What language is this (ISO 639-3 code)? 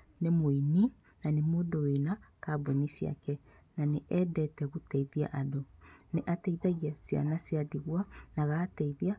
kik